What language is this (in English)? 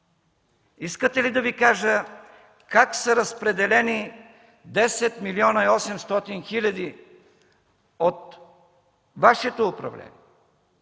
Bulgarian